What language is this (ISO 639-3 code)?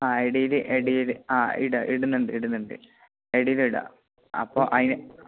mal